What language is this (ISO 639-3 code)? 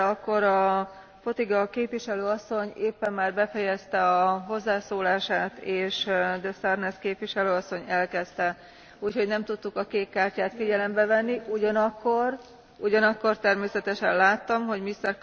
hun